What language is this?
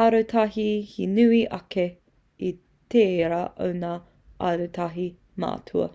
Māori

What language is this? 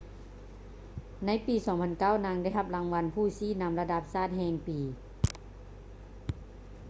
Lao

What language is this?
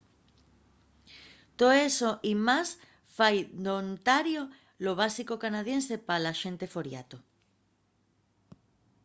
Asturian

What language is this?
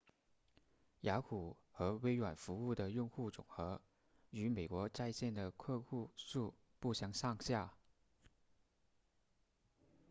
Chinese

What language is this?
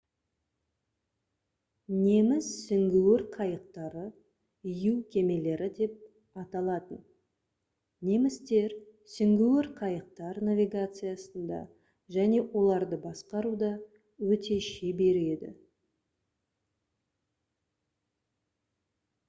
Kazakh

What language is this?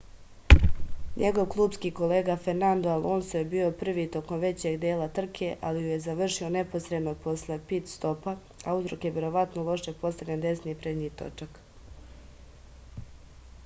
Serbian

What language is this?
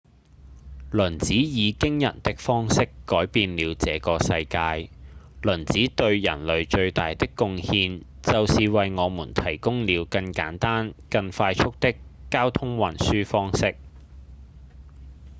Cantonese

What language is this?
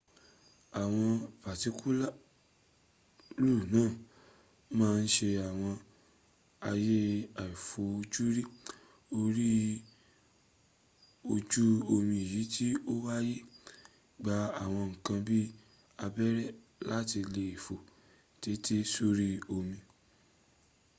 Yoruba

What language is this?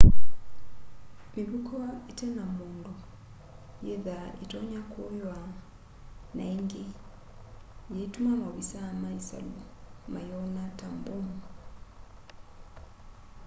Kamba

